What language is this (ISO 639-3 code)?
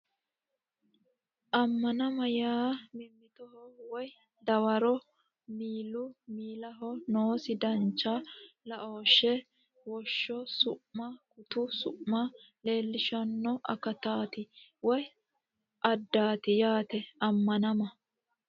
sid